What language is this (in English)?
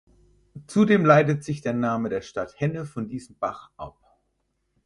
German